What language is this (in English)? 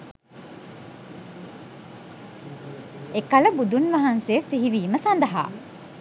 Sinhala